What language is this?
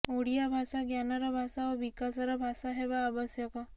Odia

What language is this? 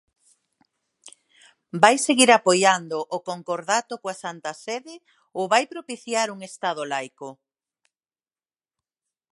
Galician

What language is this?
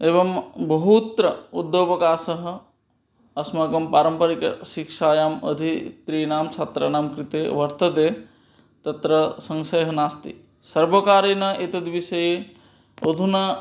Sanskrit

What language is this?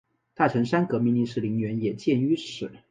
Chinese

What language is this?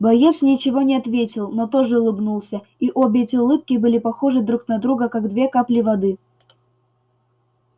Russian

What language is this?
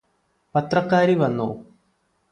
Malayalam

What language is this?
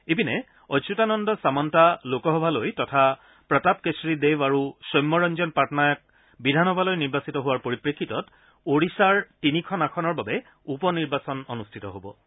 Assamese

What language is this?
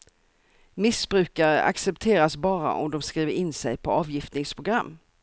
Swedish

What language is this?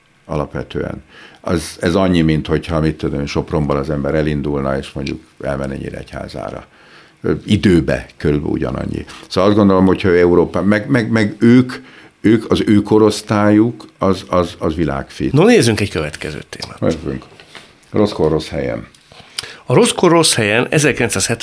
Hungarian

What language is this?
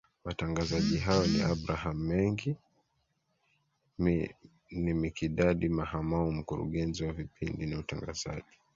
Swahili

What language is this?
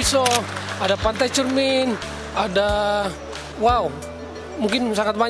Indonesian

